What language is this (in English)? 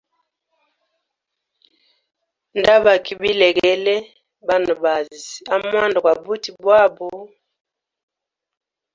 Hemba